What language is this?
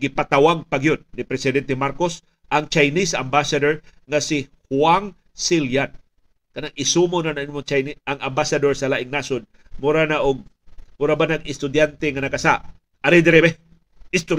Filipino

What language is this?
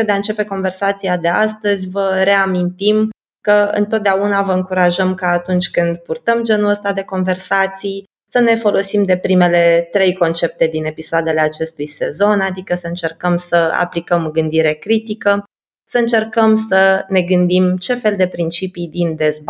Romanian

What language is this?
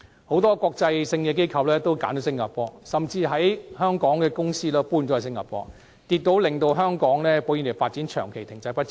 Cantonese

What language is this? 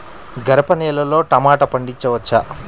Telugu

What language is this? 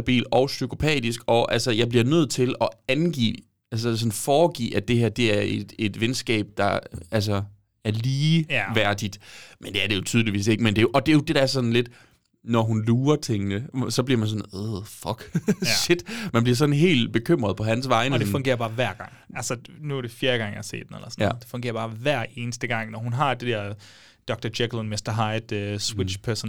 Danish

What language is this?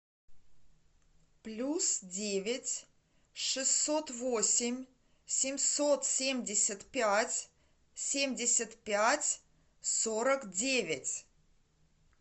Russian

